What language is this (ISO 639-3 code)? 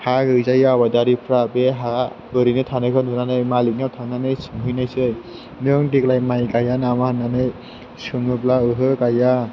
brx